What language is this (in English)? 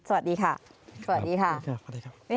Thai